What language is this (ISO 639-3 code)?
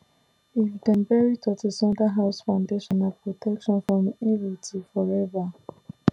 pcm